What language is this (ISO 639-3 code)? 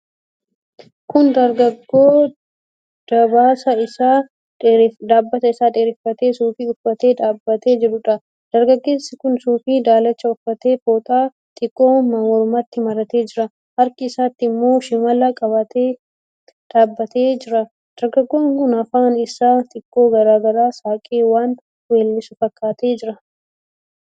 orm